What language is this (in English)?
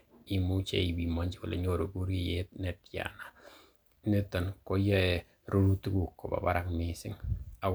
Kalenjin